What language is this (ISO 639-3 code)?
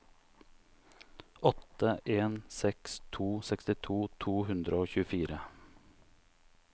nor